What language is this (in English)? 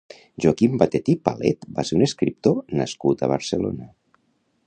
Catalan